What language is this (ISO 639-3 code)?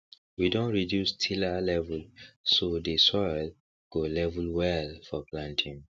pcm